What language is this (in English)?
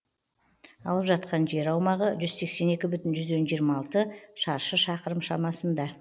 Kazakh